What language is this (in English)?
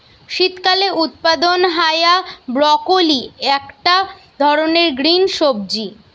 Bangla